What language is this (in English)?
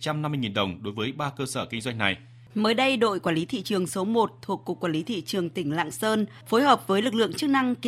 Vietnamese